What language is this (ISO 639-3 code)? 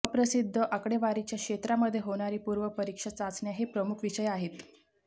mar